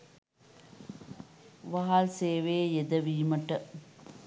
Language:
Sinhala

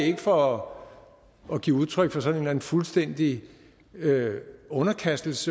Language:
Danish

